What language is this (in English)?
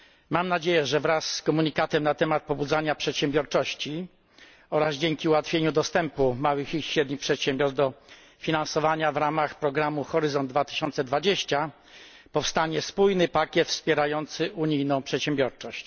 Polish